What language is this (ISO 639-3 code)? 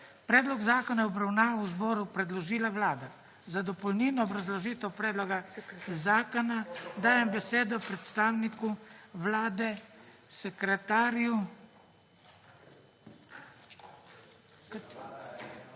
slv